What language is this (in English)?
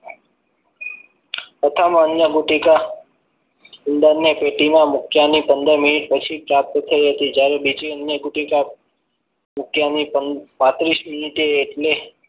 Gujarati